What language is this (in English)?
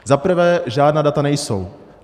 Czech